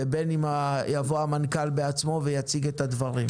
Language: Hebrew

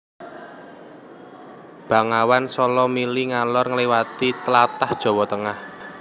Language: Javanese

